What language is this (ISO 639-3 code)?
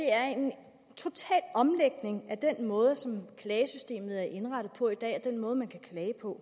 dan